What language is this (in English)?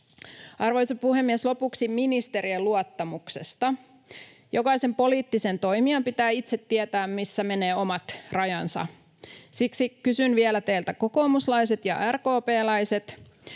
Finnish